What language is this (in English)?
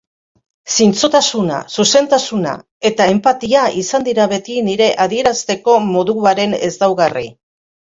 Basque